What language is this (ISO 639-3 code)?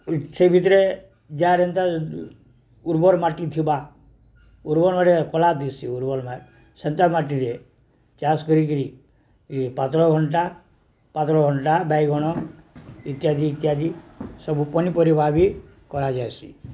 ori